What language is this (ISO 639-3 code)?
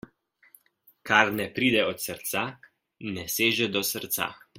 slv